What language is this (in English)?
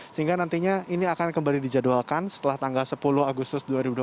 Indonesian